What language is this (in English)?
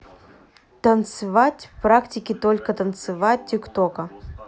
Russian